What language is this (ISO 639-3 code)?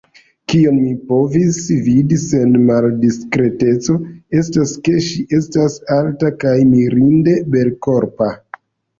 epo